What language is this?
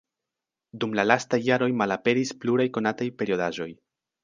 Esperanto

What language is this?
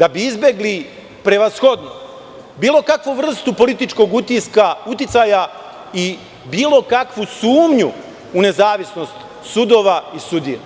Serbian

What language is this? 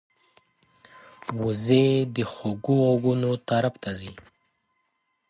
Pashto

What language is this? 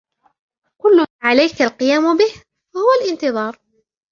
Arabic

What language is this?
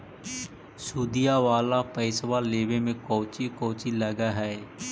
Magahi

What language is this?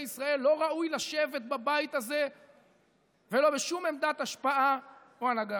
Hebrew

